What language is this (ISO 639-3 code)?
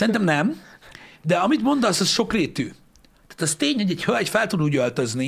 hun